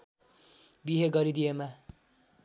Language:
Nepali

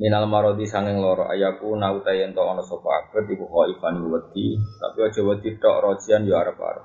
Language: Malay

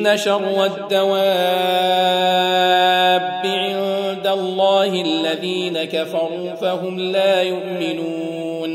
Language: Arabic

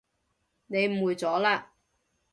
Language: Cantonese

